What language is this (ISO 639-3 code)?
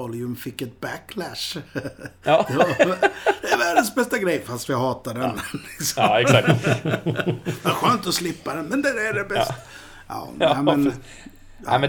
swe